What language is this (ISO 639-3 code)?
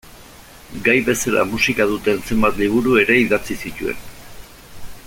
eus